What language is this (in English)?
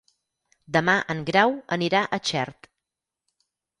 Catalan